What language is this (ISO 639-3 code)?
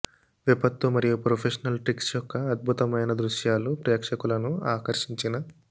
tel